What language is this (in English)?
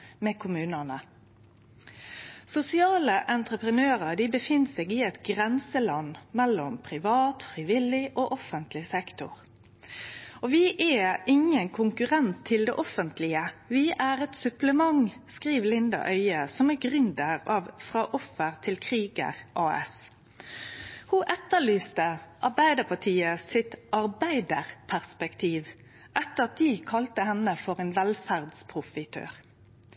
Norwegian Nynorsk